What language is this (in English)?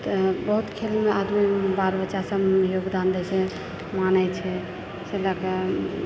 Maithili